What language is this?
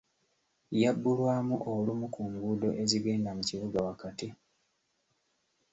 Ganda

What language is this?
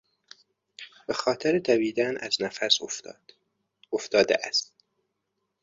Persian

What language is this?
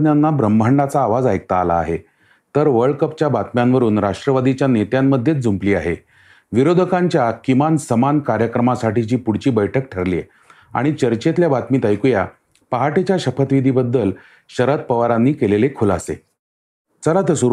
Marathi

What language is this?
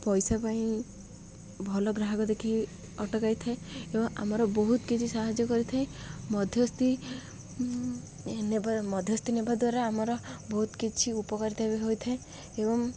Odia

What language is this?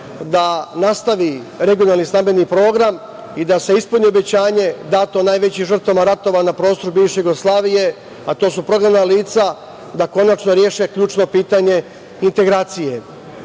Serbian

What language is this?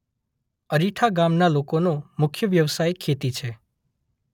Gujarati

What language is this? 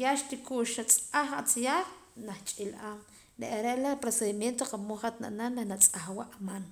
Poqomam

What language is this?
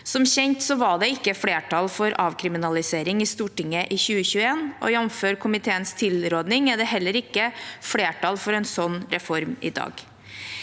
Norwegian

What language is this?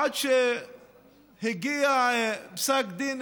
Hebrew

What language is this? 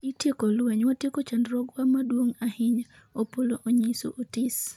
Luo (Kenya and Tanzania)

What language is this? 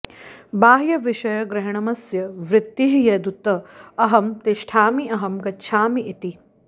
Sanskrit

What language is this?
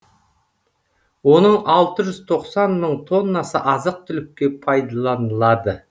Kazakh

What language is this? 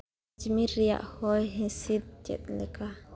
Santali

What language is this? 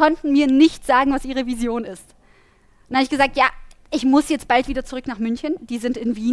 German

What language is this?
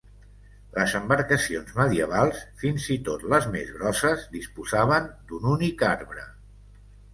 Catalan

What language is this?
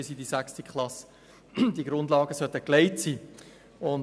Swiss German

